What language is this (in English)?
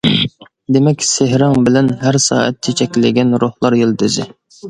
Uyghur